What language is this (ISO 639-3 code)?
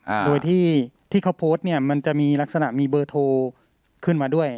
tha